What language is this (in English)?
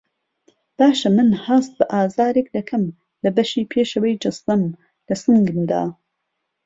Central Kurdish